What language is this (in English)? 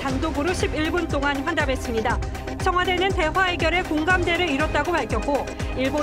Korean